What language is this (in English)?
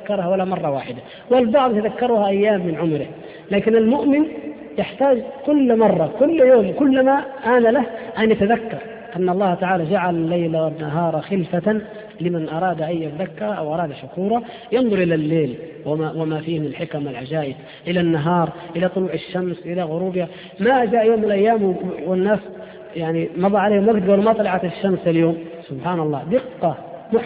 Arabic